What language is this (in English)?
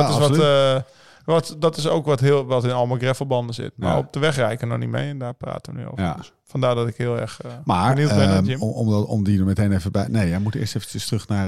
Dutch